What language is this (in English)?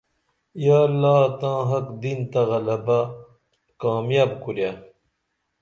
Dameli